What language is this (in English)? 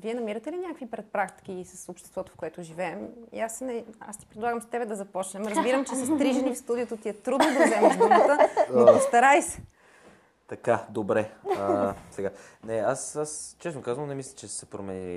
Bulgarian